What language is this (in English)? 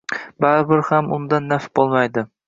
Uzbek